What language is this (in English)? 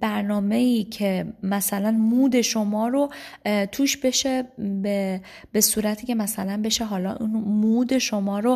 Persian